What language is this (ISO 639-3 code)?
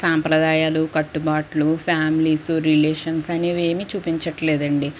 tel